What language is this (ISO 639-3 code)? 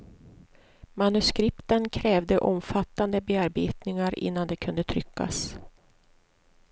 swe